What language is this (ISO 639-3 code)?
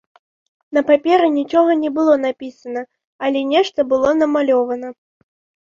bel